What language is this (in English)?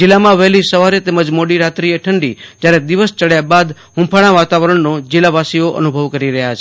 Gujarati